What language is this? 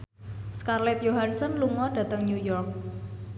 Javanese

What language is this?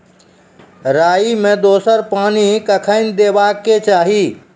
Maithili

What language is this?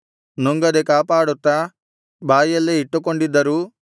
Kannada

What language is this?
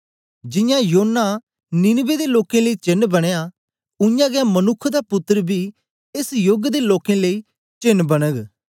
Dogri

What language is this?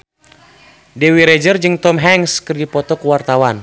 Sundanese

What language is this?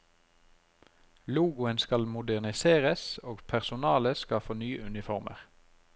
Norwegian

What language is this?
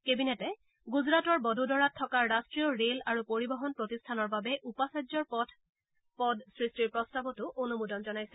Assamese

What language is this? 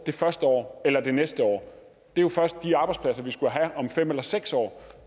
Danish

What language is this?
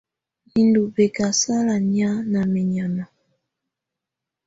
Tunen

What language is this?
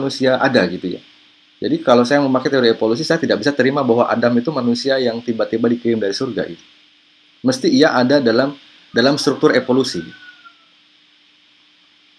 Indonesian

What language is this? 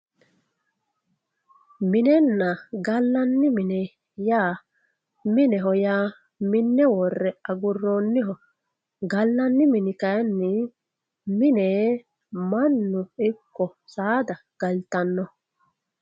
Sidamo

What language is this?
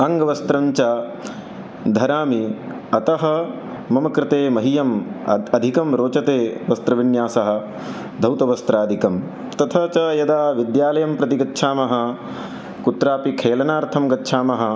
Sanskrit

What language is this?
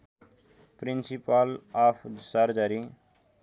Nepali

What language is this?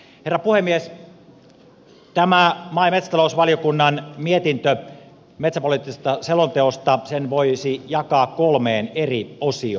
Finnish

